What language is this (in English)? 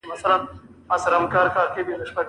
Pashto